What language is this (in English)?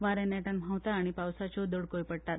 Konkani